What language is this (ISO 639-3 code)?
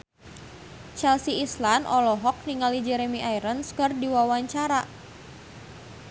sun